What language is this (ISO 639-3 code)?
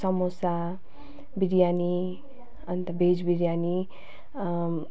nep